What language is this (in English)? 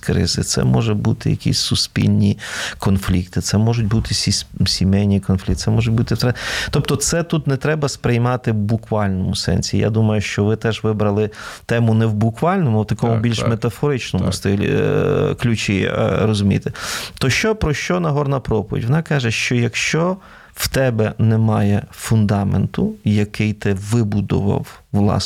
Ukrainian